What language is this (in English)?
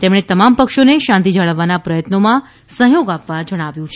Gujarati